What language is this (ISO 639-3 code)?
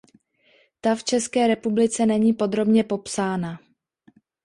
ces